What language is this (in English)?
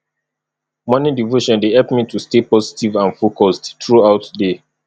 Nigerian Pidgin